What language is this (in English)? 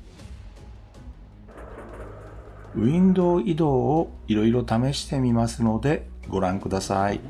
Japanese